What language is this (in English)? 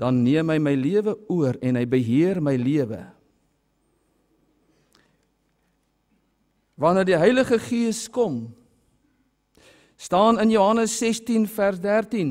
Dutch